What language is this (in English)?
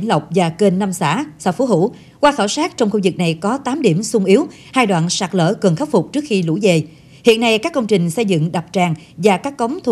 Vietnamese